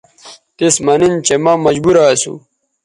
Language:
Bateri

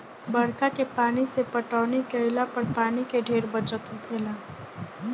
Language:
Bhojpuri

